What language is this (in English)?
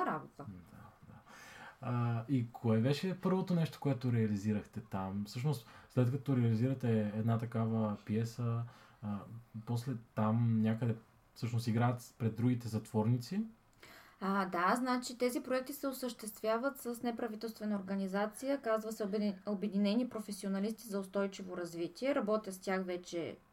Bulgarian